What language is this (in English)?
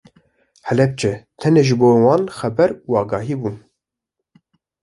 Kurdish